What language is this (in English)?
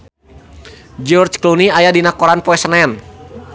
Sundanese